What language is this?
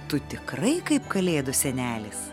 Lithuanian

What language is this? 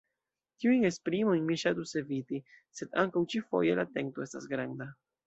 Esperanto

